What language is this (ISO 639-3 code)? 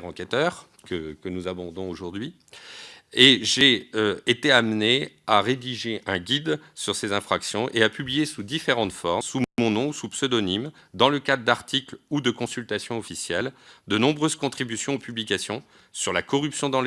fra